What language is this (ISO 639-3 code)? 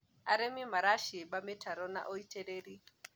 kik